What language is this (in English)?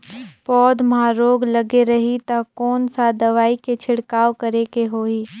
Chhattisgarhi